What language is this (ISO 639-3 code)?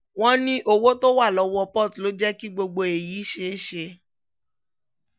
yor